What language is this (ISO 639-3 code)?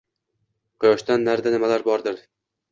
uzb